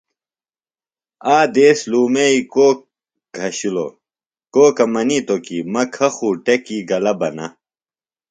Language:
Phalura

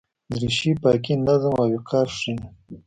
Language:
Pashto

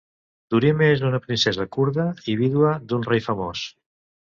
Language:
Catalan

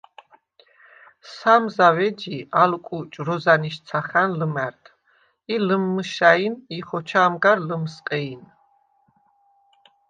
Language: Svan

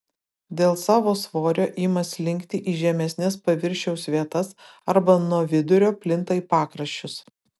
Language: Lithuanian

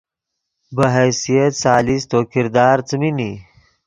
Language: Yidgha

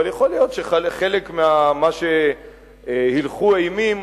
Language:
Hebrew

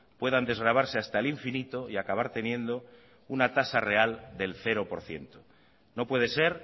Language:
Spanish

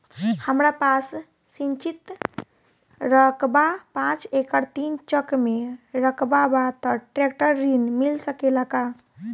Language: Bhojpuri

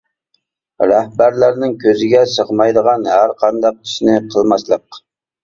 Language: Uyghur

